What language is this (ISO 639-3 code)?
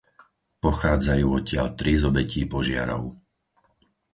slk